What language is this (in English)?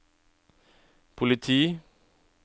Norwegian